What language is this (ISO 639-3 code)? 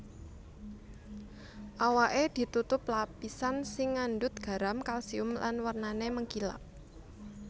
jav